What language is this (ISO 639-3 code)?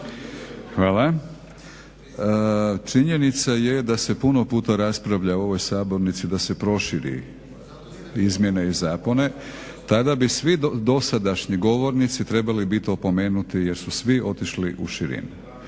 hrv